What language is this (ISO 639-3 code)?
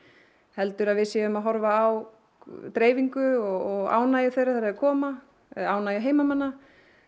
isl